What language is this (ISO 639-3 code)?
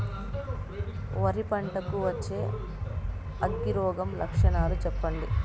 tel